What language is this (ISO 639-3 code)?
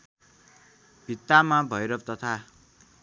nep